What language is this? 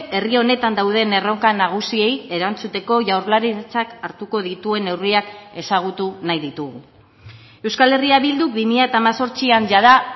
Basque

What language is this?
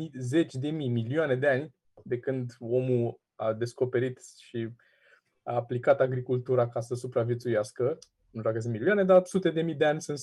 Romanian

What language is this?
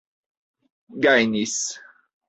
Esperanto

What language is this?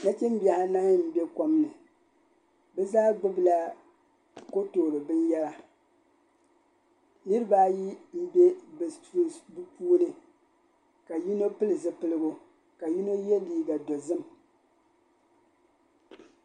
Dagbani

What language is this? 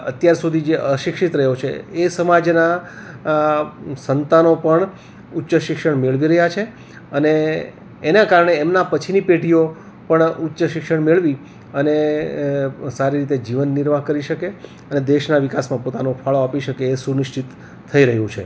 Gujarati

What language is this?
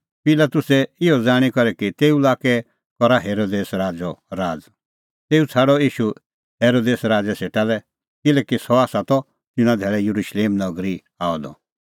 Kullu Pahari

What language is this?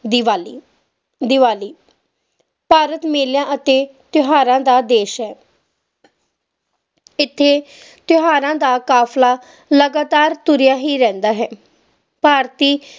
Punjabi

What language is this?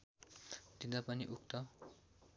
Nepali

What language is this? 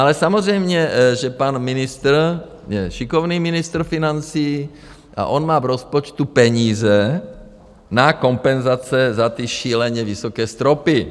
Czech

